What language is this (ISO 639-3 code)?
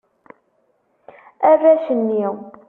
kab